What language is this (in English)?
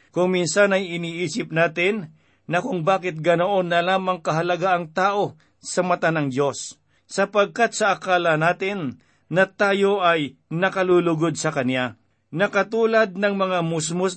Filipino